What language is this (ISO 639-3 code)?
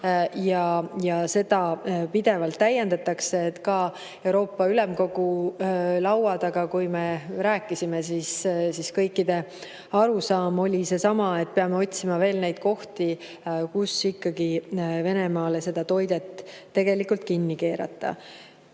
est